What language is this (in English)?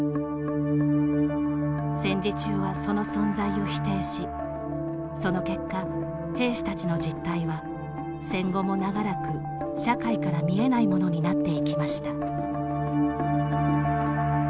Japanese